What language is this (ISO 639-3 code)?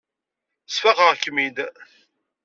kab